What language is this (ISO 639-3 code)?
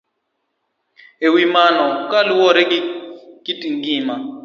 luo